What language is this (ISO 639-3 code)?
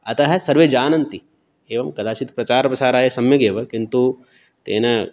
san